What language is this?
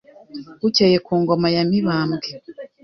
Kinyarwanda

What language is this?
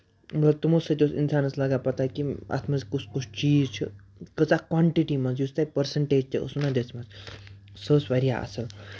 Kashmiri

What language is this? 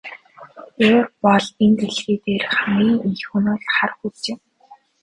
Mongolian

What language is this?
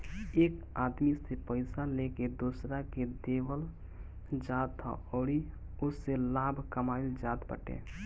Bhojpuri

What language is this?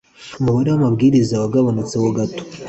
Kinyarwanda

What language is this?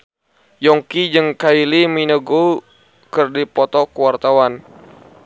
Sundanese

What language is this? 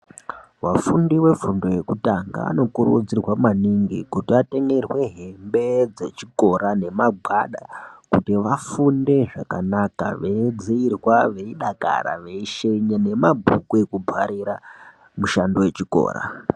Ndau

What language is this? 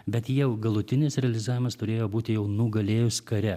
Lithuanian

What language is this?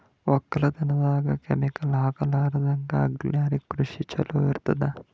Kannada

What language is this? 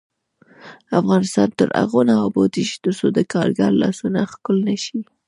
Pashto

